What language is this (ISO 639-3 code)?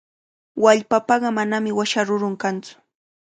qvl